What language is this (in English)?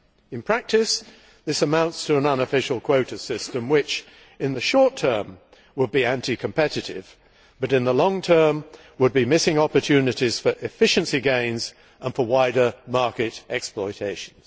English